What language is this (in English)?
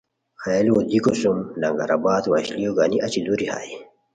Khowar